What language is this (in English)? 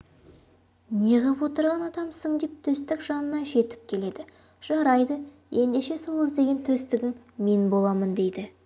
Kazakh